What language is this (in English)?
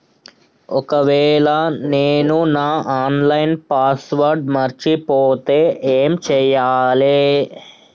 Telugu